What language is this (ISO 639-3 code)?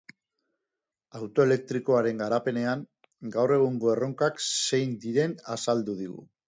eus